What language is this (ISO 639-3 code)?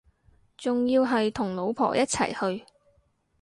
yue